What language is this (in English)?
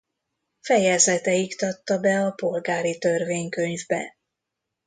Hungarian